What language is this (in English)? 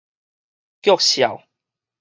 Min Nan Chinese